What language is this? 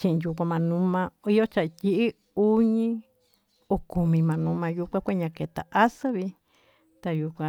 Tututepec Mixtec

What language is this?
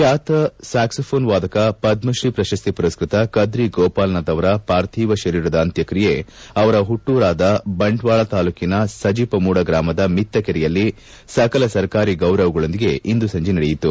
Kannada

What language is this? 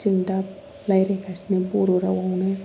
Bodo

